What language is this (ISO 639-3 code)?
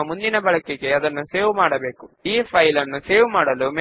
tel